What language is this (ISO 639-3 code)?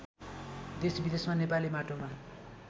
nep